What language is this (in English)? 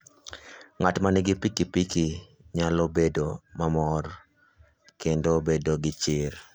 Luo (Kenya and Tanzania)